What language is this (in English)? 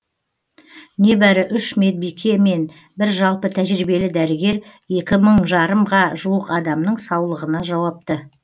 Kazakh